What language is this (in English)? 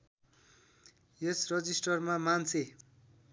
Nepali